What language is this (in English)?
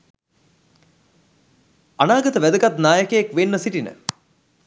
Sinhala